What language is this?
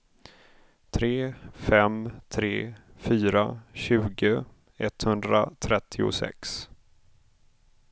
Swedish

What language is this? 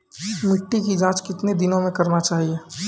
Maithili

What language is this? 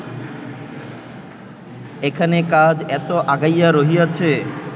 Bangla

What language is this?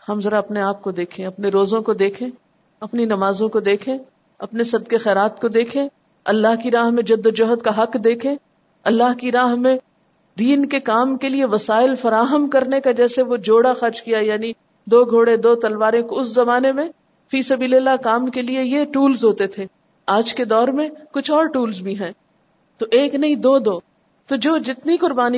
Urdu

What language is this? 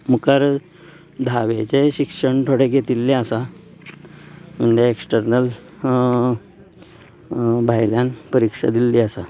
Konkani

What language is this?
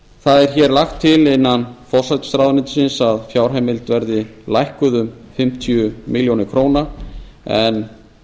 Icelandic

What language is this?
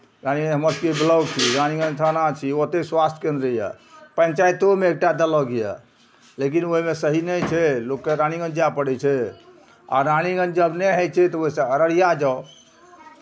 Maithili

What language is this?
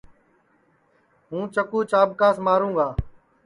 Sansi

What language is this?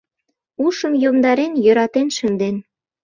Mari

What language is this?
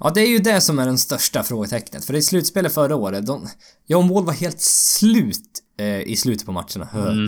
Swedish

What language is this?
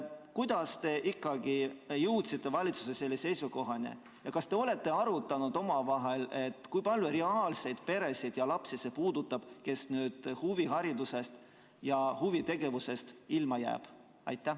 Estonian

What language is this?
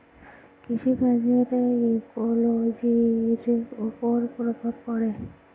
Bangla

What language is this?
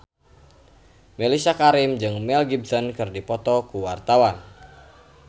Sundanese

